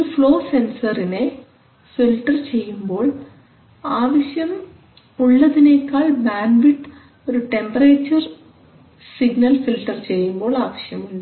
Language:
Malayalam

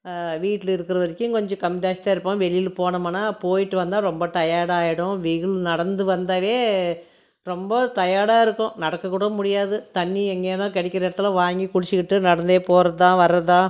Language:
Tamil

